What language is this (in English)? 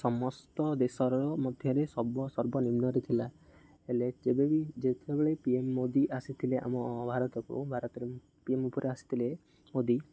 Odia